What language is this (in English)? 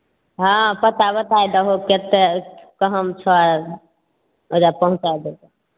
Maithili